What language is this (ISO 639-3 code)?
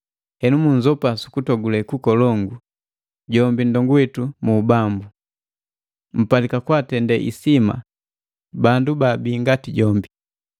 mgv